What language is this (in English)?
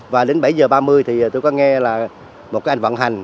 Vietnamese